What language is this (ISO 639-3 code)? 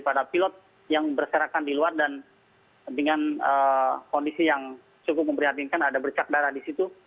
ind